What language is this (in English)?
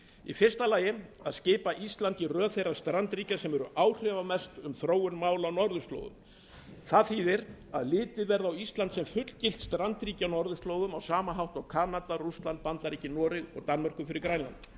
Icelandic